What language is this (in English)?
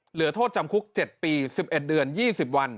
Thai